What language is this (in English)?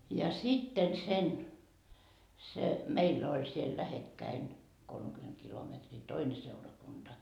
Finnish